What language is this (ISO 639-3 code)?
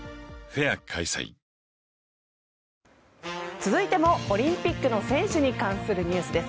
jpn